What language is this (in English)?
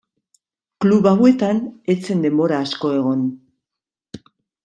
Basque